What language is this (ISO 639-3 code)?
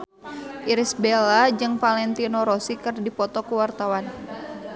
sun